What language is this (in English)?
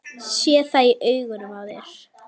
Icelandic